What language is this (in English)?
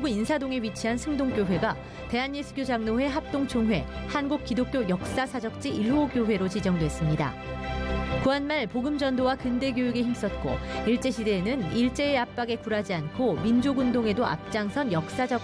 Korean